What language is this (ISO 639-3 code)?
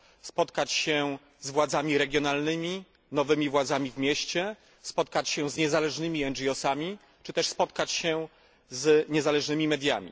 pol